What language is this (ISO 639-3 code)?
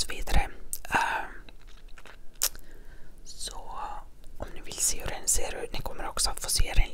swe